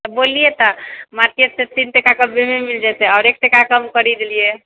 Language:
Maithili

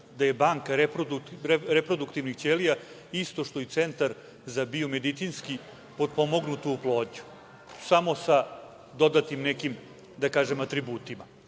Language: Serbian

